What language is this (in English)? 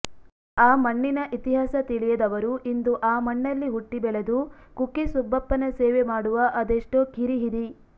Kannada